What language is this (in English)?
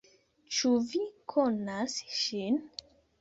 Esperanto